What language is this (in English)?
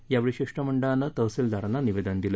Marathi